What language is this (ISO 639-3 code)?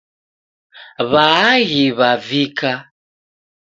dav